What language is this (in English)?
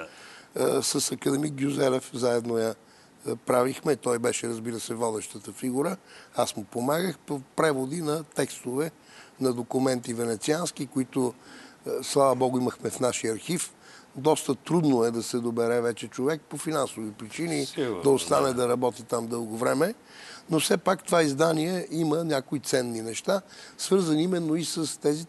Bulgarian